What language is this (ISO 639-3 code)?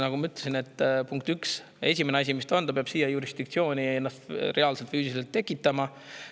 est